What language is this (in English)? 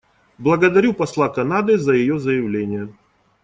Russian